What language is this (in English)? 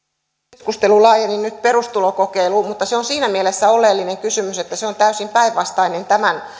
Finnish